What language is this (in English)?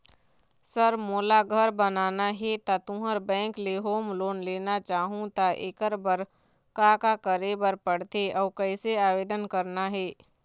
Chhattisgarhi